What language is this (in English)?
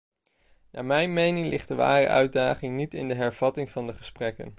Dutch